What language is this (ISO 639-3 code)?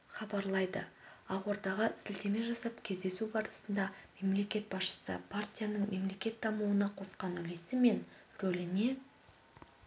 kaz